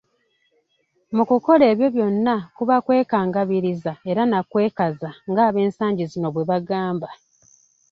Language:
Ganda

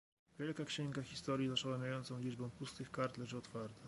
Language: Polish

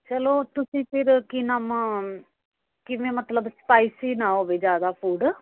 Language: Punjabi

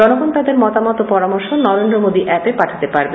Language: Bangla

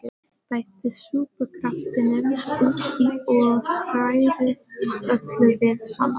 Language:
Icelandic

